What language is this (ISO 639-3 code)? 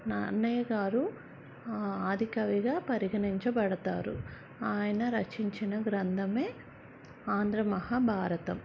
tel